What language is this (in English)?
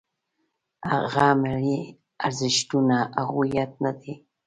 Pashto